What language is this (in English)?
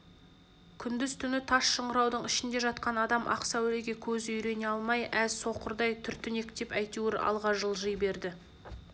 Kazakh